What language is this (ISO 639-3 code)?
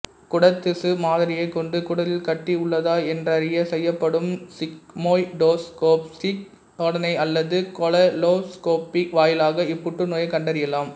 tam